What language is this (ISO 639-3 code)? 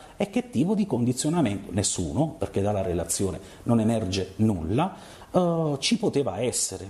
ita